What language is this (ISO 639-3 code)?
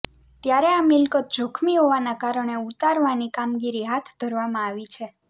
guj